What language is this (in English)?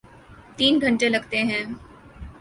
Urdu